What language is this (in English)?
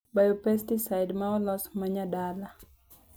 Luo (Kenya and Tanzania)